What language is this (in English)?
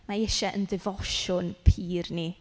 Welsh